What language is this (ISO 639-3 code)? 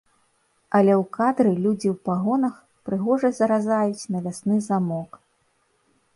bel